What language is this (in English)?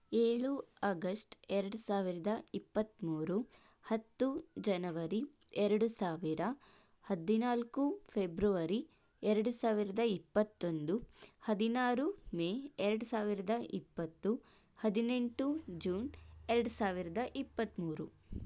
Kannada